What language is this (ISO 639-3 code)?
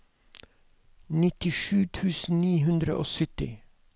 nor